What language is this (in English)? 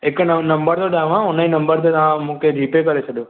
Sindhi